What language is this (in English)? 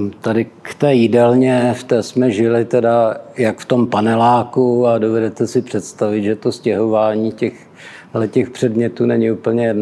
Czech